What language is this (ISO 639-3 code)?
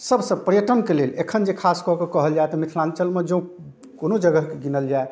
mai